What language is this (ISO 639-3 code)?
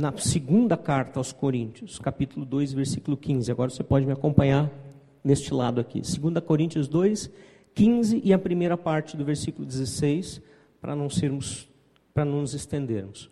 por